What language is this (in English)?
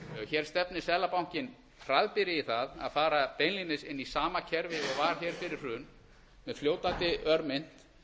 Icelandic